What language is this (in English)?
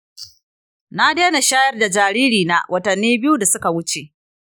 Hausa